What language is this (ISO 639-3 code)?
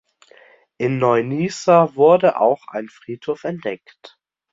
deu